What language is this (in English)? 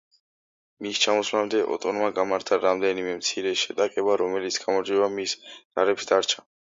Georgian